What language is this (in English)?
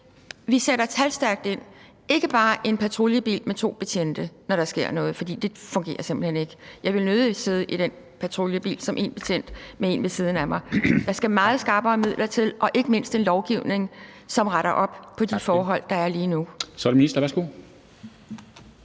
Danish